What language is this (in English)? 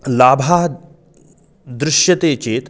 Sanskrit